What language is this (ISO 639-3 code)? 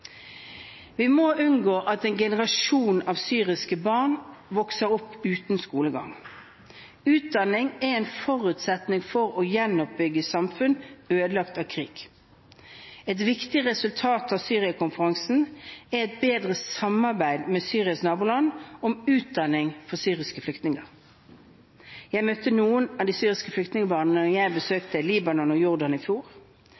nob